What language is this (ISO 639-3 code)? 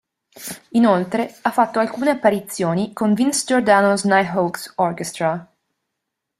ita